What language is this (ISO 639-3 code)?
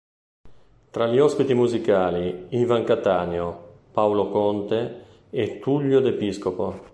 ita